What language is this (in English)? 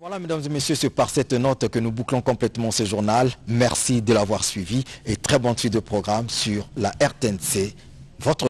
French